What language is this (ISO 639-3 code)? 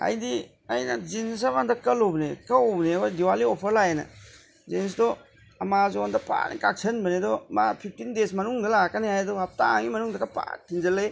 mni